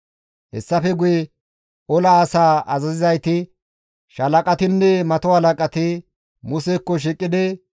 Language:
Gamo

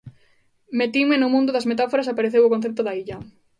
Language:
Galician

